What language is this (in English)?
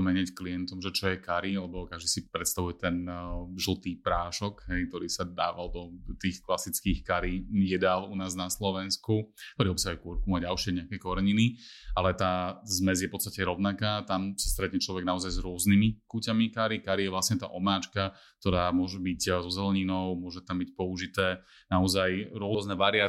Slovak